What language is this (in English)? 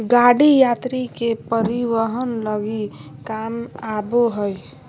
Magahi